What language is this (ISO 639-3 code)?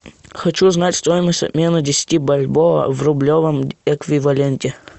rus